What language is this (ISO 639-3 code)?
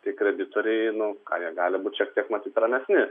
lit